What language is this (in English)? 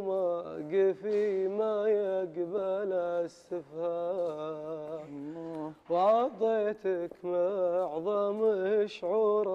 Arabic